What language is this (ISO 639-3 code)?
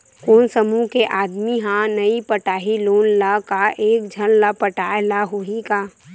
hne